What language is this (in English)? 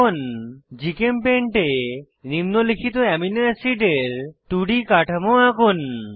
Bangla